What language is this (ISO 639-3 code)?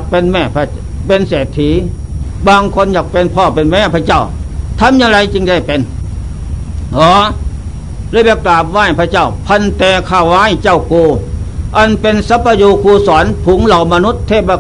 tha